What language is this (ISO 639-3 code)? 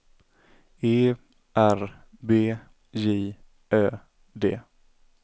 swe